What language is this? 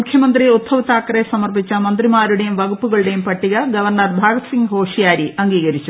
Malayalam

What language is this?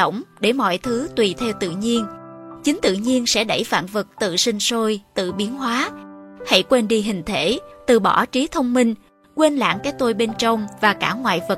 Vietnamese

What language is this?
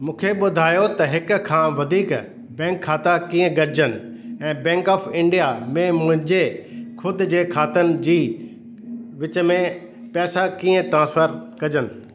Sindhi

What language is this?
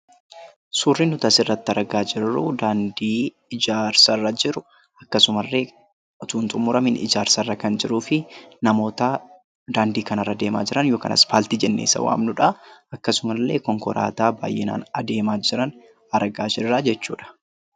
Oromo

